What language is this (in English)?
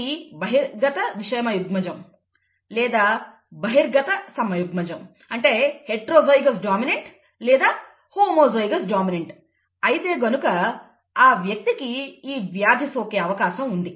Telugu